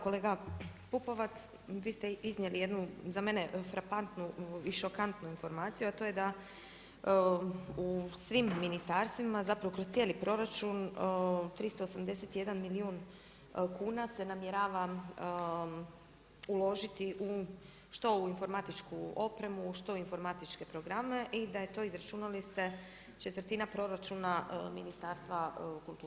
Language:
Croatian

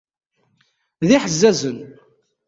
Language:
Kabyle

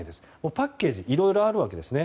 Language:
Japanese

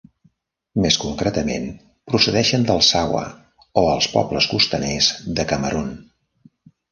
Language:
Catalan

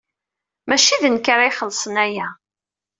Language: Kabyle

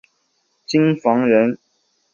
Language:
Chinese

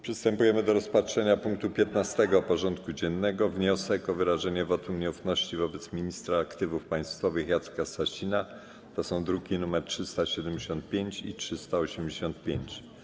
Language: Polish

